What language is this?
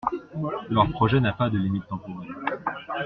French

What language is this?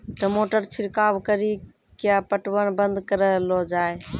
Maithili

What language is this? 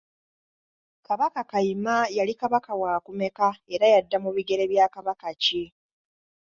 Ganda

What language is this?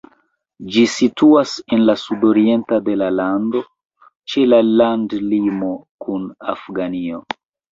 Esperanto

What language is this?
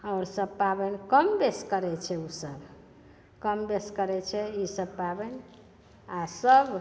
Maithili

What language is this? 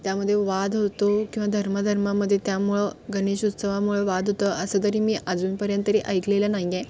Marathi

